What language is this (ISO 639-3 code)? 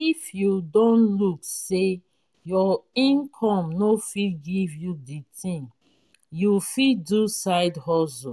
pcm